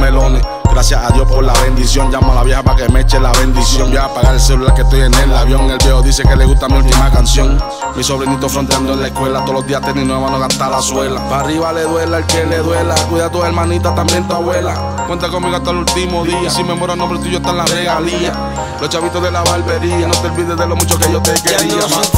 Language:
Spanish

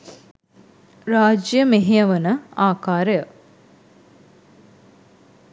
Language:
Sinhala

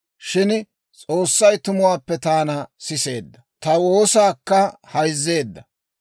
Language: Dawro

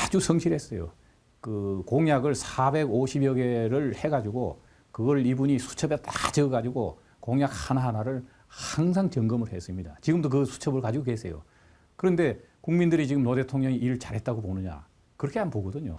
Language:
Korean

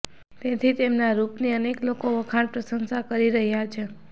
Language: Gujarati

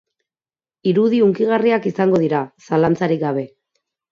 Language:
Basque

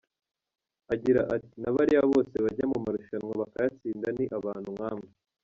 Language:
Kinyarwanda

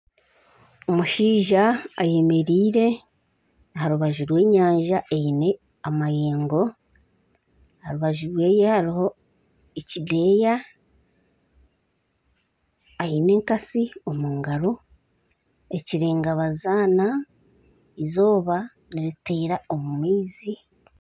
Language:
Nyankole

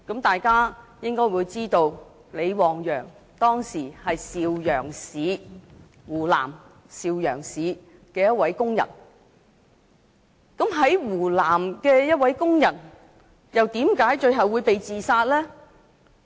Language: Cantonese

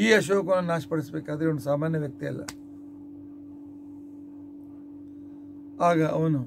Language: Kannada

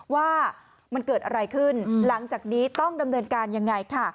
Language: Thai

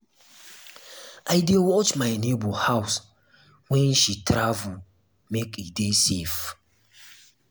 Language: Nigerian Pidgin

